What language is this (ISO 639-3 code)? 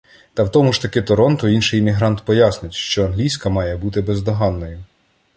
ukr